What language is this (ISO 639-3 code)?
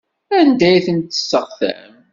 kab